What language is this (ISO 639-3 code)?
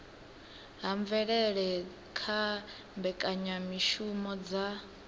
ven